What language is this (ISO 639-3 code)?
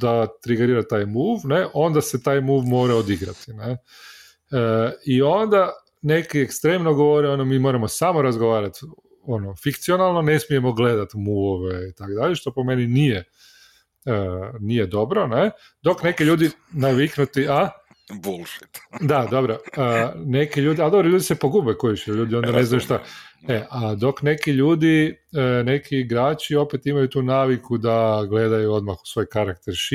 hrv